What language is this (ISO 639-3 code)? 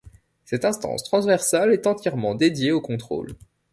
fra